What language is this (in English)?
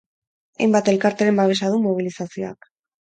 Basque